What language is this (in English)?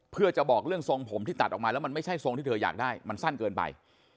Thai